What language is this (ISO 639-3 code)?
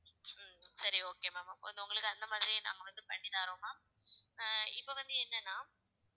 tam